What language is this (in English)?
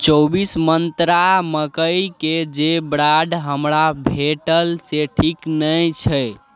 Maithili